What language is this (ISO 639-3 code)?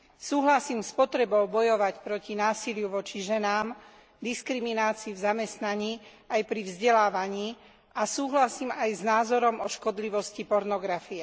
slk